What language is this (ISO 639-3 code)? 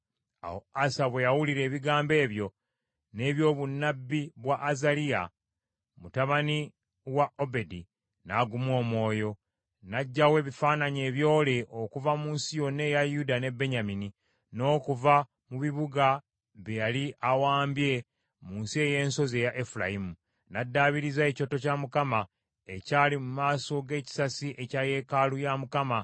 lug